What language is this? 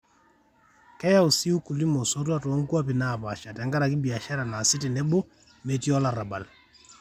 Masai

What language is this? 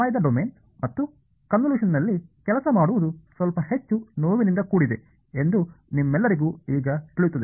Kannada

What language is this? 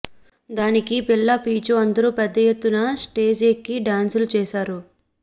Telugu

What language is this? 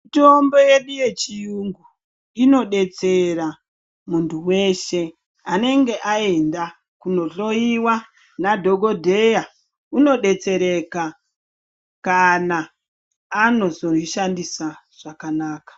Ndau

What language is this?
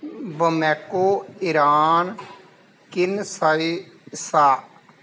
Punjabi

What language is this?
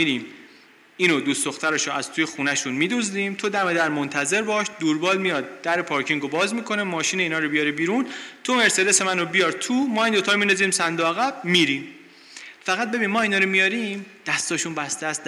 Persian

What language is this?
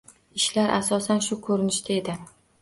Uzbek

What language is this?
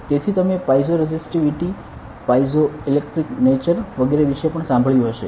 Gujarati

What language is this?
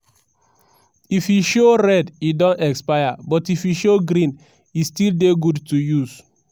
Nigerian Pidgin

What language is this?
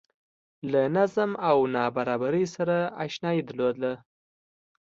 Pashto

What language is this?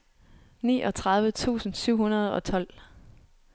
Danish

